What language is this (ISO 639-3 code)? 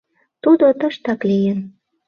chm